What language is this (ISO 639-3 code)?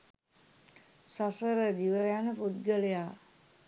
sin